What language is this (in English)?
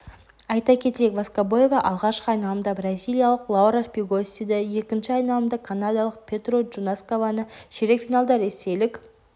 Kazakh